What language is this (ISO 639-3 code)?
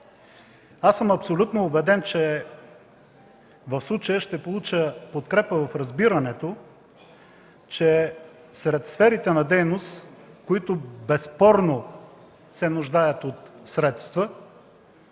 bul